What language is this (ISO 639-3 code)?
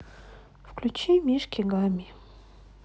rus